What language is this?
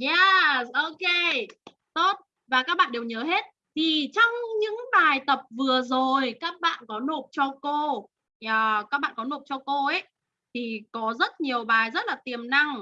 Vietnamese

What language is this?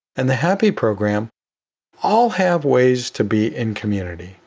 English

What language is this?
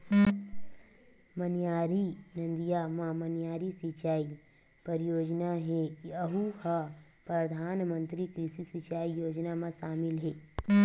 Chhattisgarhi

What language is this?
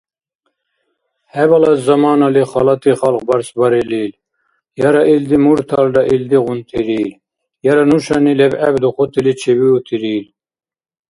Dargwa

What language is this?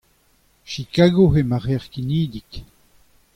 Breton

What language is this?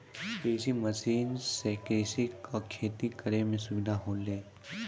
Maithili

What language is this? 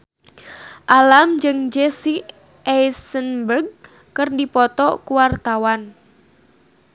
Sundanese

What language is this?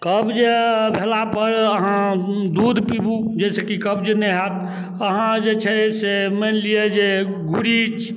Maithili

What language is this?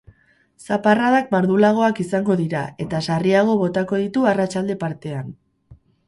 Basque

